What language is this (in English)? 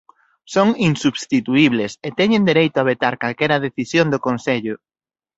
Galician